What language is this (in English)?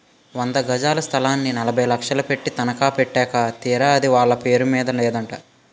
Telugu